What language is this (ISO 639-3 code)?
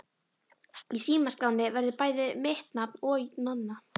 isl